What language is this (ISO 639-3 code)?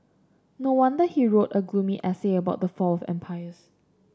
eng